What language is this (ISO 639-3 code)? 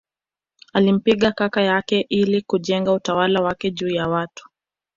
swa